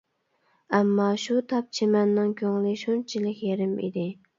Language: Uyghur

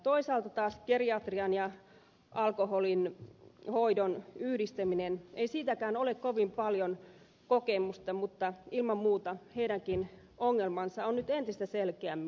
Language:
Finnish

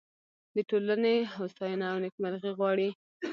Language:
Pashto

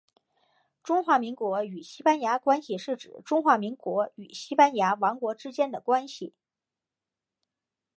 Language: Chinese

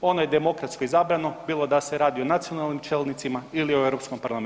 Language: Croatian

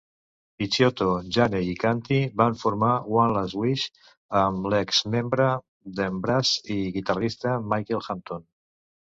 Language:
Catalan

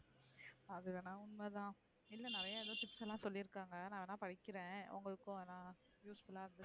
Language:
Tamil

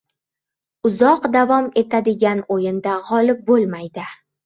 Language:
Uzbek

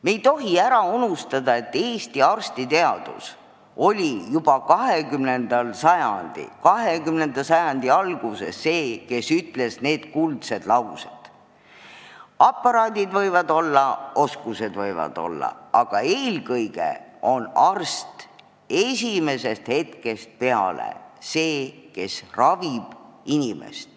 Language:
Estonian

